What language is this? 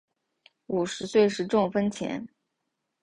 Chinese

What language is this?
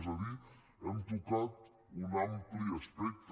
Catalan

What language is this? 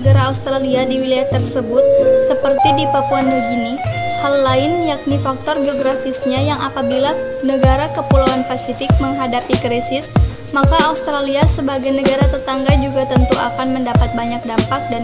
Indonesian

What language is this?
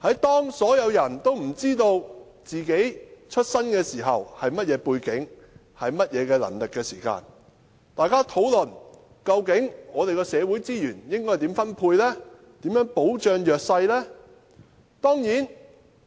Cantonese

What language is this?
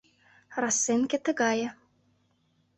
Mari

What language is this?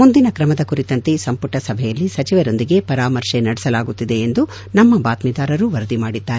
Kannada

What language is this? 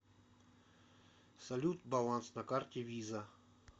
Russian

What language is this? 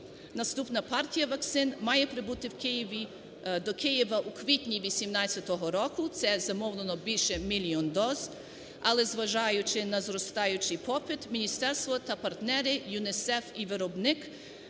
Ukrainian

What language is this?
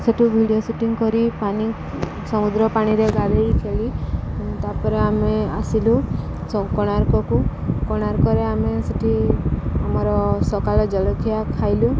Odia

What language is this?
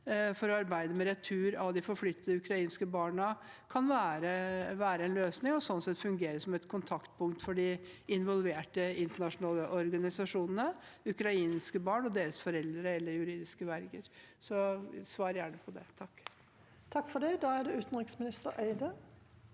Norwegian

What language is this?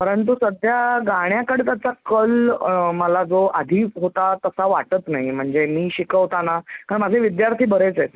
Marathi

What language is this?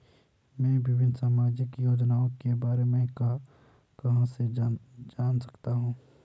Hindi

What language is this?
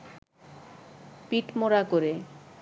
Bangla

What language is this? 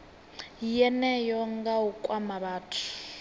Venda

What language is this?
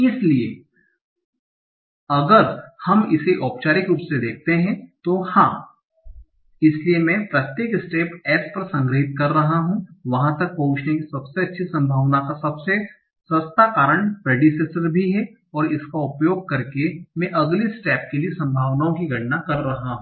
Hindi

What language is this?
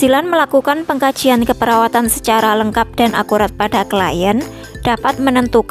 Indonesian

